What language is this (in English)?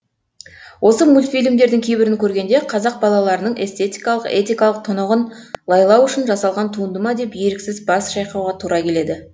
Kazakh